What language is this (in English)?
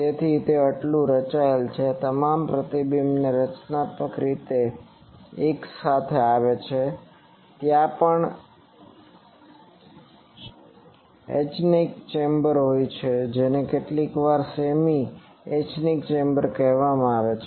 Gujarati